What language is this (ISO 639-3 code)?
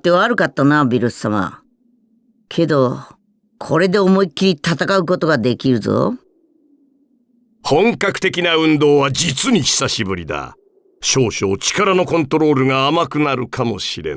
jpn